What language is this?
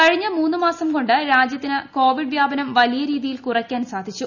Malayalam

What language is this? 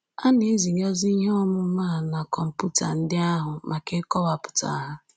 Igbo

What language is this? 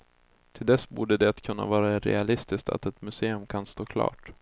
Swedish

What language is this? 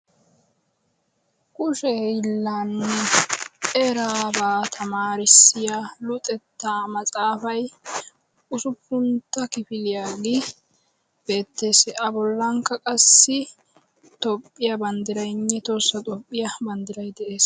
Wolaytta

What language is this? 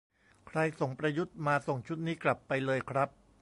Thai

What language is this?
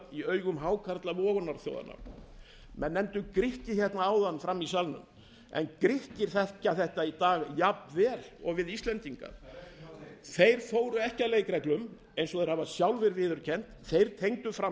Icelandic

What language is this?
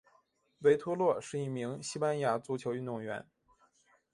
Chinese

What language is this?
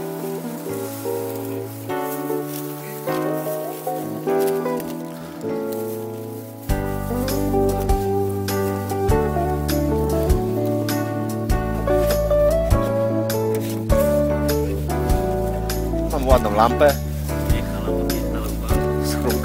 Polish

